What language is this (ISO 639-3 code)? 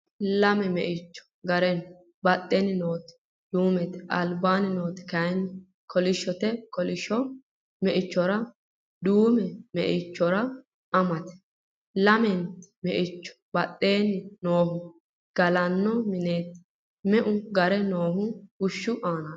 sid